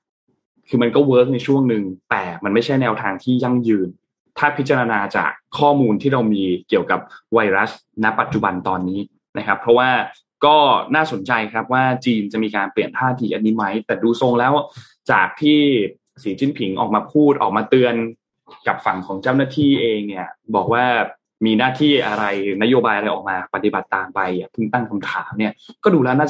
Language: Thai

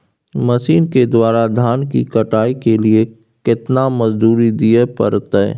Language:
Maithili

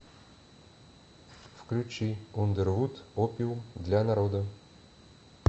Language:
Russian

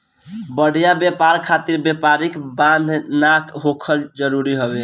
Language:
Bhojpuri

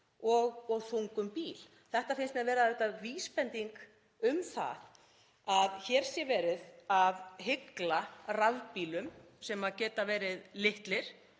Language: Icelandic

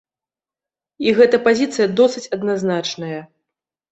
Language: Belarusian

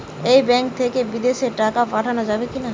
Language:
Bangla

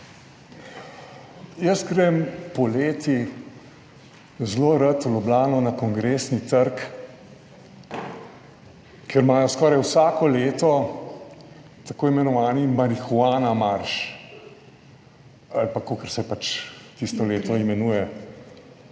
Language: Slovenian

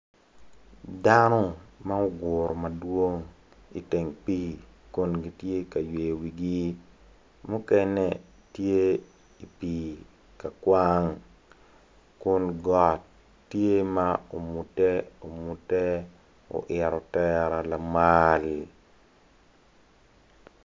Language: Acoli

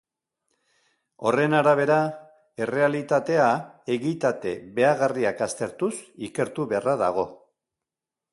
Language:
Basque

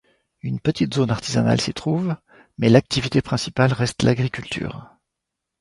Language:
French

